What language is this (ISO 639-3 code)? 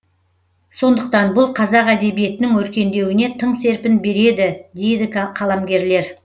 kaz